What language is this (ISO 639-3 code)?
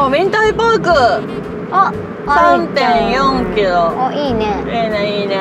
jpn